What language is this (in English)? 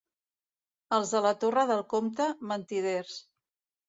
Catalan